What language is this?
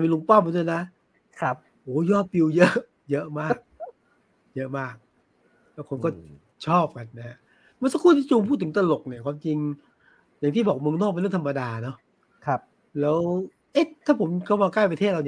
Thai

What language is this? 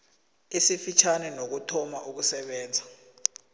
South Ndebele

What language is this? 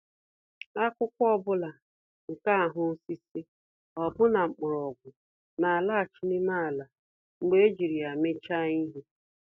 Igbo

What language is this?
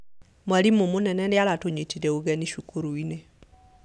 Kikuyu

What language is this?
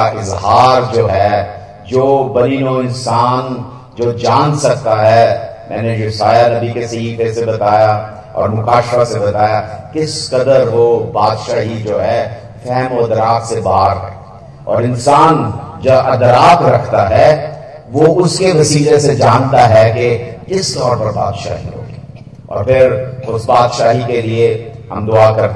Hindi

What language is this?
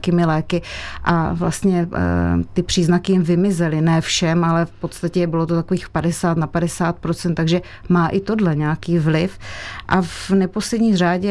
Czech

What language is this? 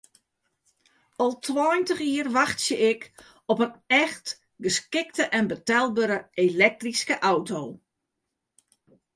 Western Frisian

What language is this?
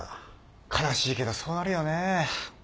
Japanese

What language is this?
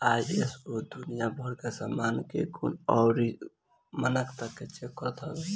Bhojpuri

